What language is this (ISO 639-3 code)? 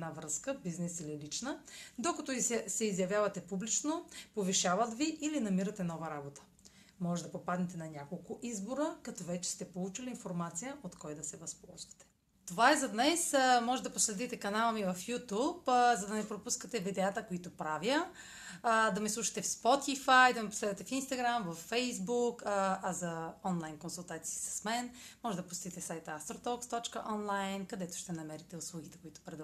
bul